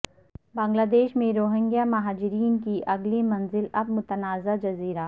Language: Urdu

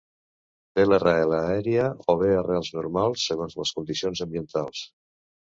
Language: Catalan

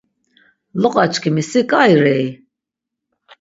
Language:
Laz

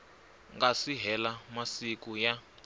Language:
Tsonga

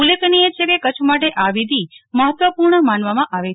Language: Gujarati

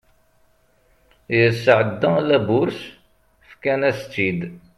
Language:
Kabyle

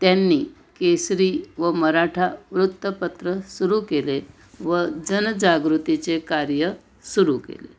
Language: Marathi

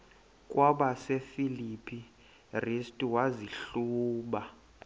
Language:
Xhosa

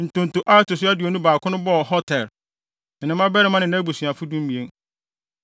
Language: Akan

